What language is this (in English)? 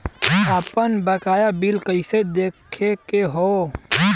Bhojpuri